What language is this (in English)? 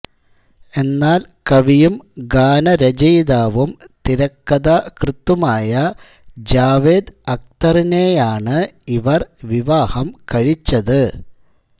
Malayalam